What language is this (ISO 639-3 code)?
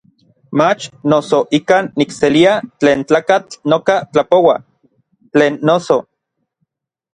nlv